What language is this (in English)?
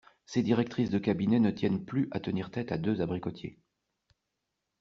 French